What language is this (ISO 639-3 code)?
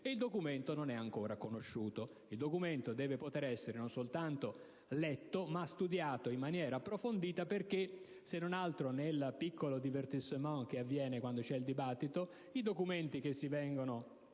ita